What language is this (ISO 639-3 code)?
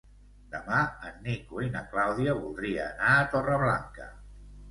cat